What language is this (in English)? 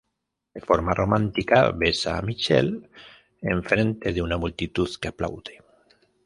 Spanish